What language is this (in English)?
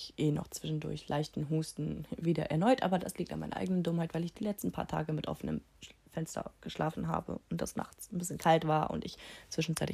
German